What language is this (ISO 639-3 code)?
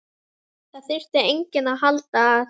isl